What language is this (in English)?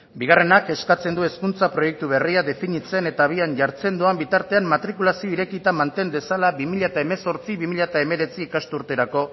Basque